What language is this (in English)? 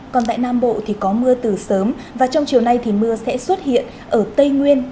Vietnamese